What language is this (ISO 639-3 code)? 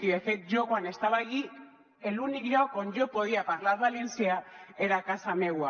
cat